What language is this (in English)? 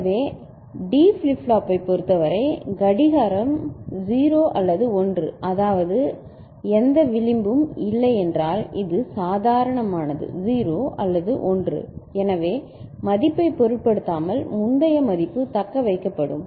Tamil